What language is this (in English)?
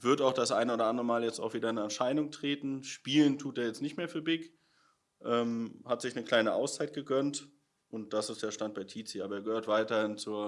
German